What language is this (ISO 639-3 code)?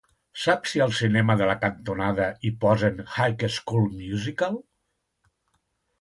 cat